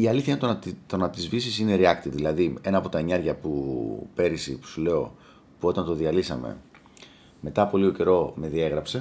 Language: Greek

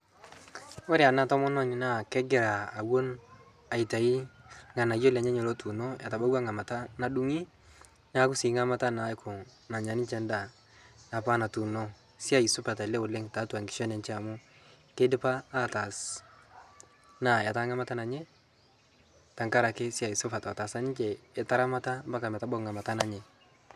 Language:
Masai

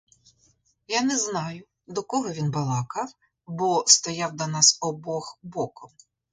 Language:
Ukrainian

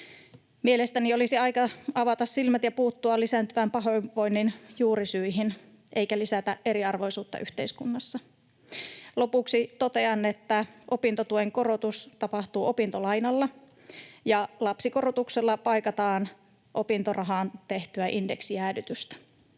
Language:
Finnish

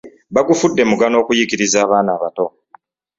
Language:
Ganda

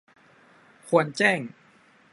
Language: Thai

